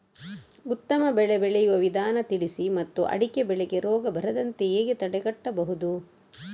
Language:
Kannada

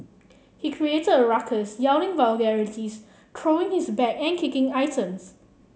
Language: English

